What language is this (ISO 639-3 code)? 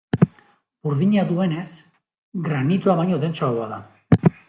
eus